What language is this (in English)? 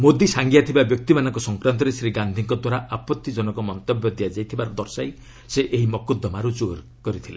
Odia